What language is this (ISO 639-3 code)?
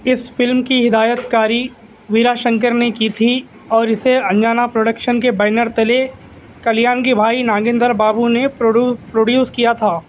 urd